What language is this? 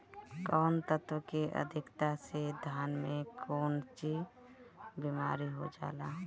Bhojpuri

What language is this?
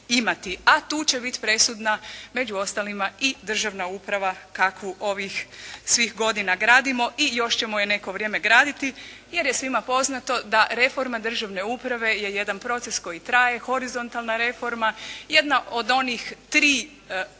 Croatian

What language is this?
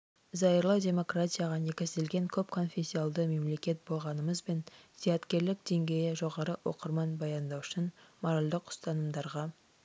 Kazakh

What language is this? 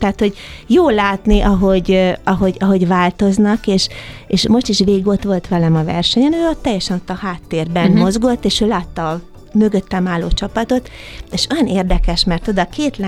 Hungarian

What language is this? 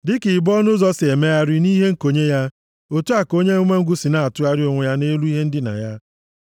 Igbo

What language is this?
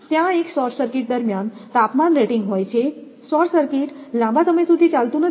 Gujarati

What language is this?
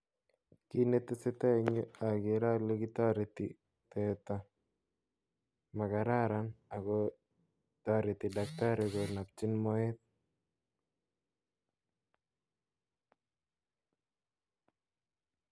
Kalenjin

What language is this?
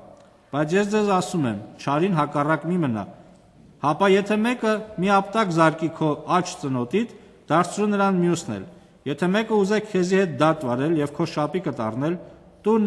Romanian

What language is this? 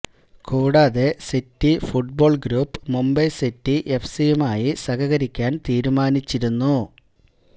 Malayalam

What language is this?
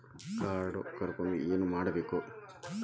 Kannada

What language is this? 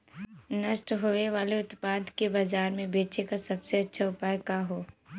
Bhojpuri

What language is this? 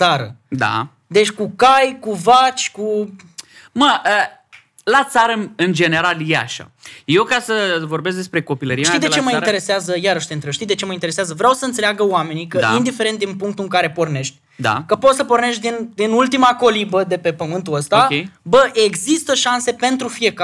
Romanian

